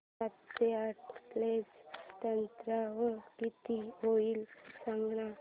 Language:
Marathi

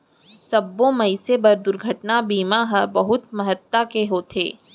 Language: Chhattisgarhi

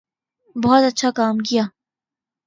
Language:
Urdu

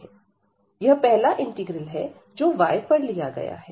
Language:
Hindi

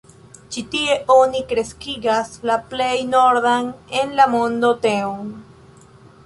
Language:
Esperanto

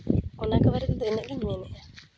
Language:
Santali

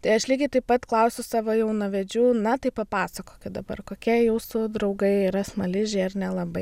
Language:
Lithuanian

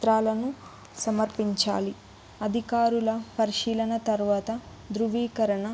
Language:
Telugu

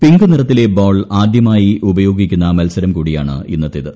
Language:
Malayalam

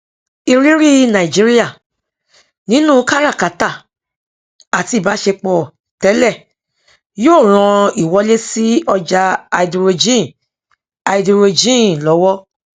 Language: Yoruba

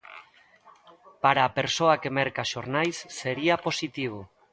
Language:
Galician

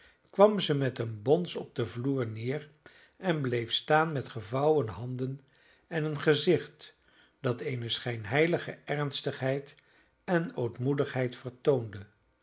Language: Dutch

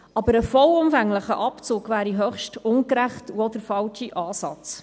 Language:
Swiss German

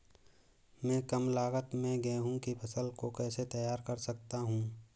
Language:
Hindi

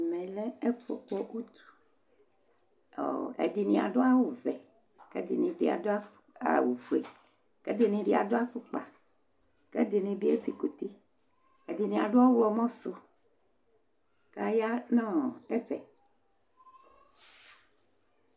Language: Ikposo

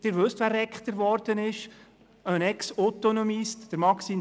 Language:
Swiss German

